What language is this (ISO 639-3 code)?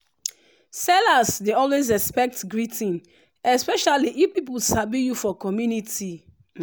pcm